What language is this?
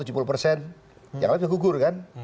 Indonesian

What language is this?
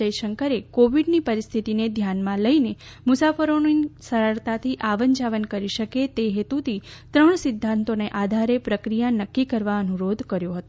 Gujarati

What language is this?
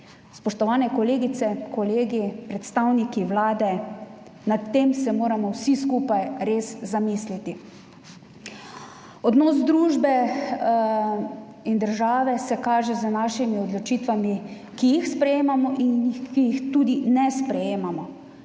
Slovenian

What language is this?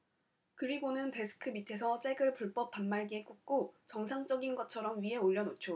Korean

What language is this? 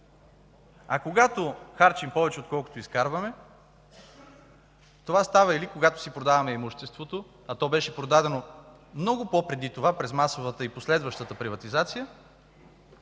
Bulgarian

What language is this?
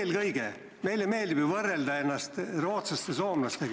Estonian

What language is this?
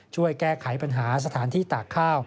Thai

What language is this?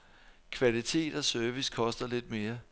Danish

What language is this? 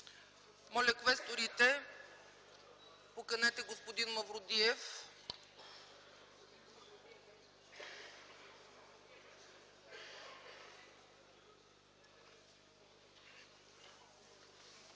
Bulgarian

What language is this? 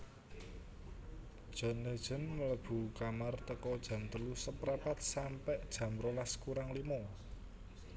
Javanese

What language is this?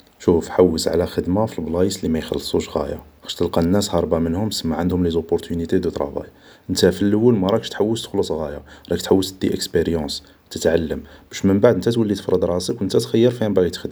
Algerian Arabic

